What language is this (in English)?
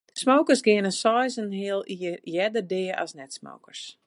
Western Frisian